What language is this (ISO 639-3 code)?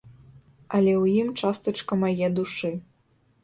bel